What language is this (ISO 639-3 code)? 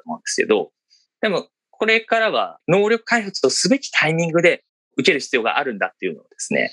jpn